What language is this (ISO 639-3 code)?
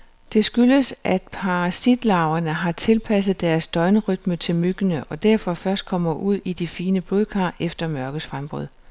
dan